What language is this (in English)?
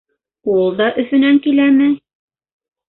Bashkir